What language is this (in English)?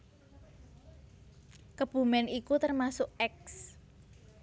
Javanese